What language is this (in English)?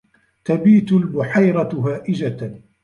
Arabic